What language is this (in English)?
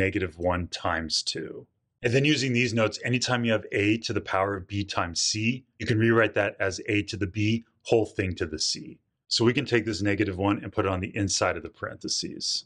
English